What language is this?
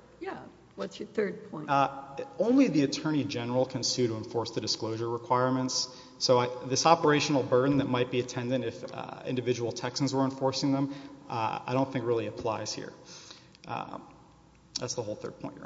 English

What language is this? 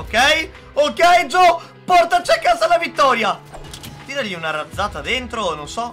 Italian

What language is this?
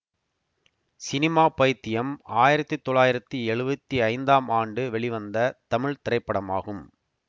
Tamil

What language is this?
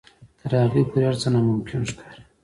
Pashto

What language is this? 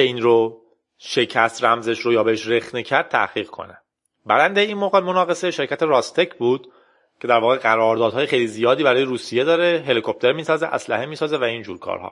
Persian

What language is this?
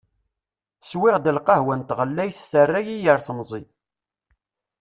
Kabyle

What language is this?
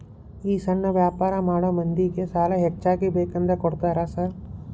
Kannada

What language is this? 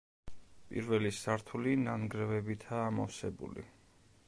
Georgian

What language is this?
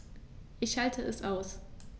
German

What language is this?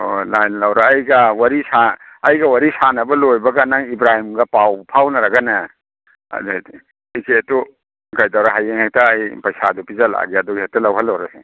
Manipuri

